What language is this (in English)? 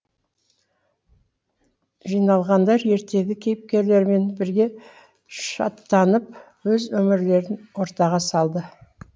Kazakh